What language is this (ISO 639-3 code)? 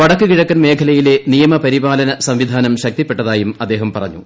mal